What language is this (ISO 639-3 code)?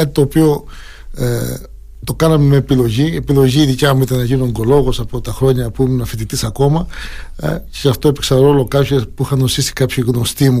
ell